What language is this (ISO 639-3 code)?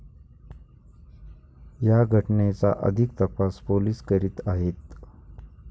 mar